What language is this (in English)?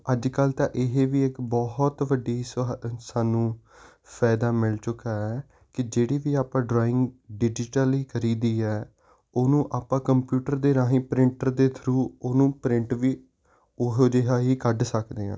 Punjabi